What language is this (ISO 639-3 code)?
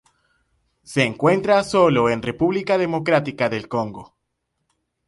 spa